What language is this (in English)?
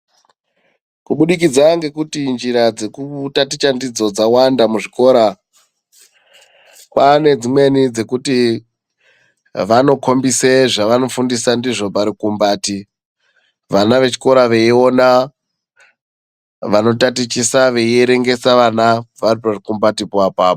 Ndau